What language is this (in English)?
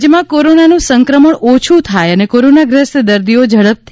Gujarati